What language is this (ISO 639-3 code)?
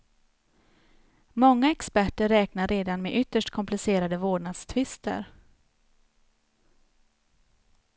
swe